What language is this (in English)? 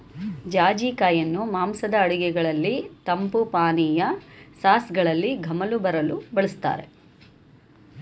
Kannada